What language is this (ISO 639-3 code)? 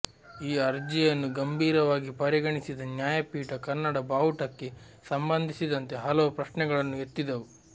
kan